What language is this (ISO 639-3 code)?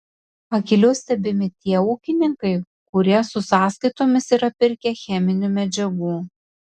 lit